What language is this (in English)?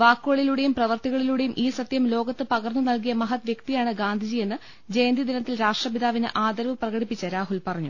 Malayalam